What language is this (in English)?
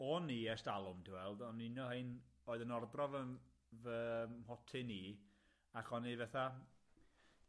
Welsh